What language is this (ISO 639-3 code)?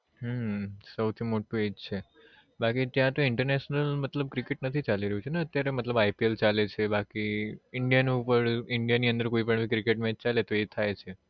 guj